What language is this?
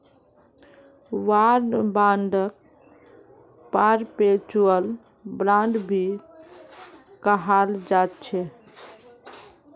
Magahi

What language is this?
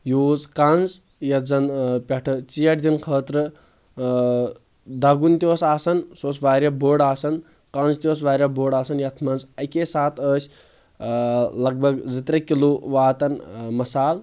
Kashmiri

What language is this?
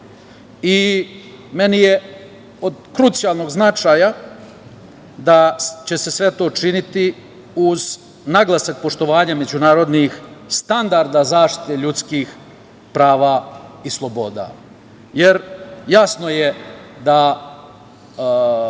Serbian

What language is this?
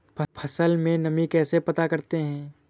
Hindi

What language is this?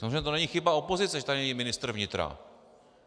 Czech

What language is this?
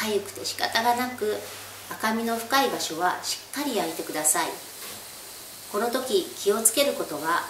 Japanese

